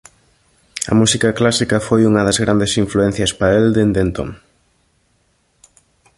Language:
Galician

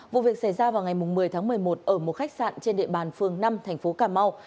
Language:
Vietnamese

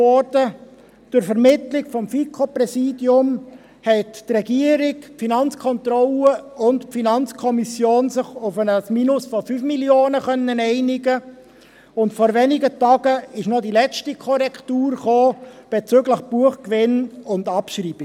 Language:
Swiss German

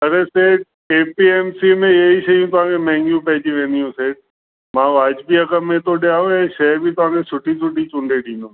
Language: Sindhi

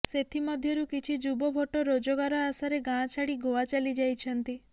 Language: Odia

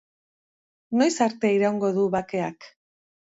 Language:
Basque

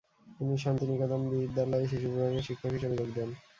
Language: Bangla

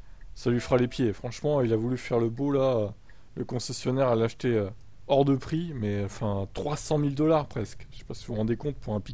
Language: French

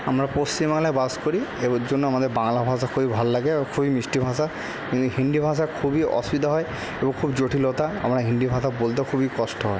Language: Bangla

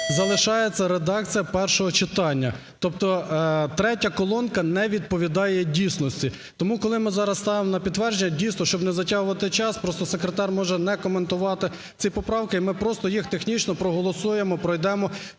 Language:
Ukrainian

